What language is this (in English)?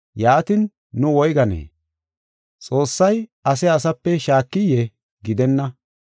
Gofa